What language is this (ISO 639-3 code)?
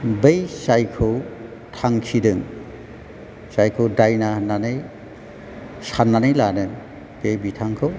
brx